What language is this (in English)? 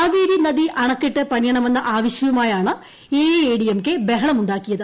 Malayalam